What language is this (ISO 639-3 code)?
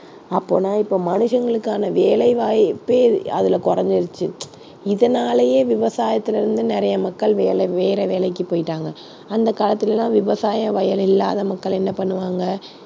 tam